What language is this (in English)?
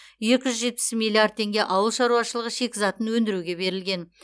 Kazakh